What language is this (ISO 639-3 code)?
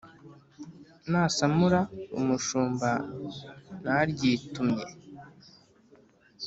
kin